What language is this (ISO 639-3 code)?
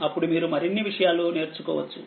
tel